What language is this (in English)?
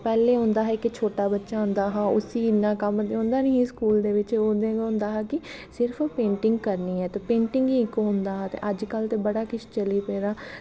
Dogri